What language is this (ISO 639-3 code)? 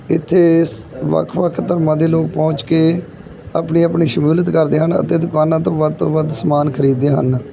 pan